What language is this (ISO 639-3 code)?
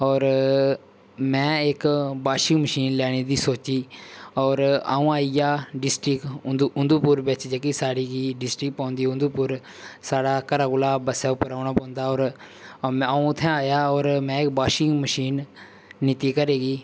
doi